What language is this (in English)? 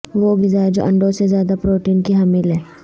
Urdu